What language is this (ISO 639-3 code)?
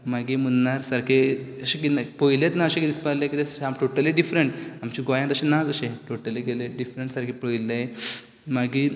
kok